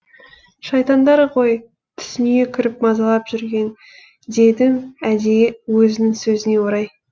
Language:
Kazakh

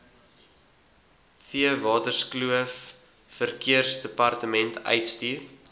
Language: Afrikaans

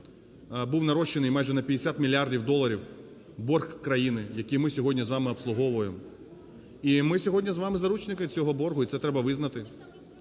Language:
Ukrainian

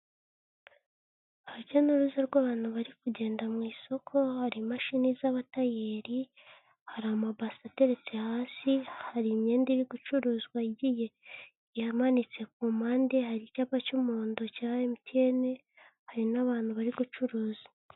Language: Kinyarwanda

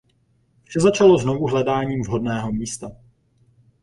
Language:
Czech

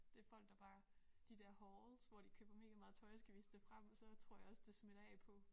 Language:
Danish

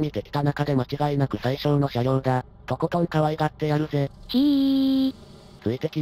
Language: Japanese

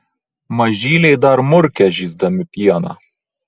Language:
Lithuanian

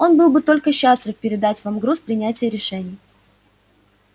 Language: Russian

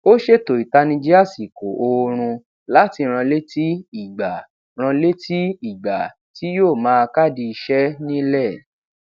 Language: Yoruba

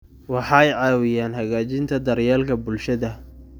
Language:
Somali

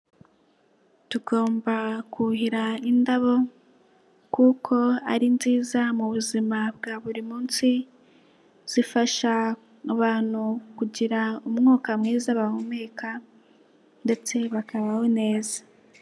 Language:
Kinyarwanda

